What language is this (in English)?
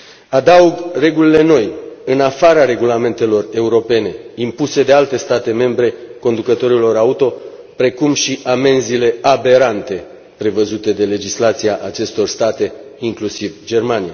Romanian